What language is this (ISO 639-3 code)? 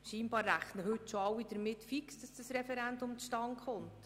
gsw